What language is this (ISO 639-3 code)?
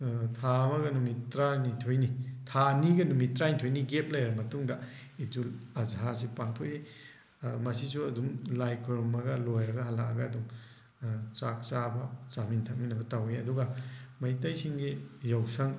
mni